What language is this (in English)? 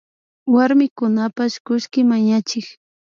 Imbabura Highland Quichua